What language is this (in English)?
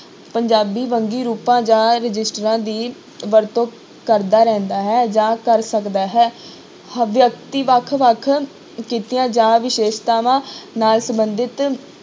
Punjabi